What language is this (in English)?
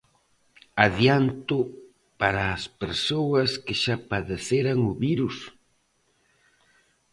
Galician